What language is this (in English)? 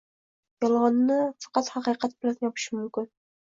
Uzbek